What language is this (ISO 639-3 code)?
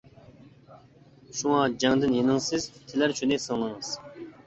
uig